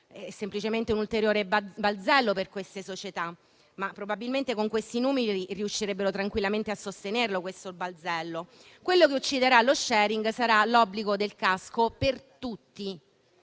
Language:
Italian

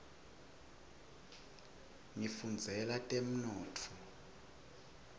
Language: Swati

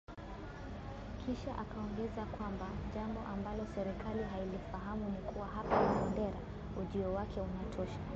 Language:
Swahili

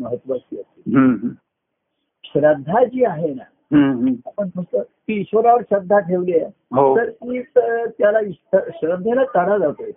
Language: Marathi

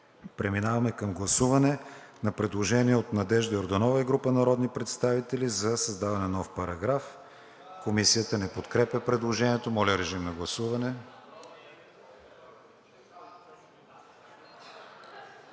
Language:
Bulgarian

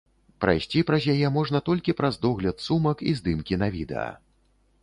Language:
Belarusian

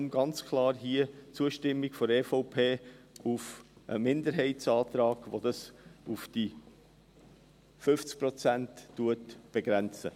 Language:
Swiss German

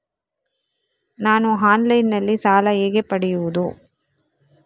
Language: Kannada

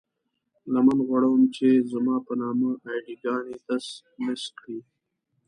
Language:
Pashto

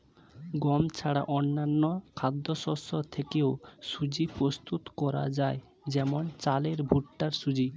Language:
Bangla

